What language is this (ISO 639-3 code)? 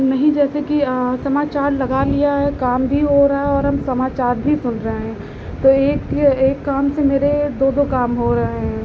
hin